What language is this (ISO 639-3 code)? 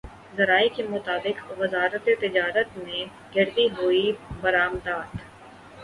urd